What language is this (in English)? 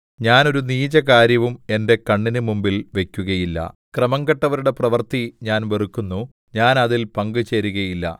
Malayalam